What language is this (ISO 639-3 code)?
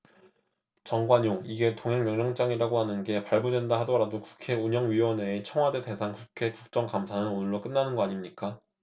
kor